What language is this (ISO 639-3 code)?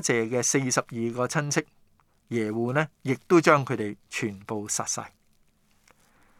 zho